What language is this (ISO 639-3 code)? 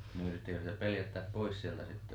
fin